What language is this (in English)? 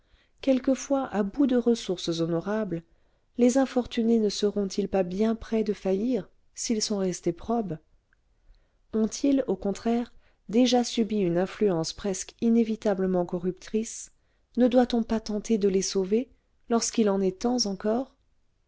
French